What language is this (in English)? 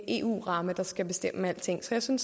Danish